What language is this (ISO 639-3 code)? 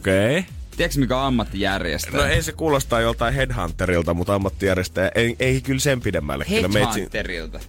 fin